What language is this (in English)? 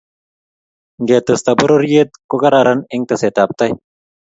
Kalenjin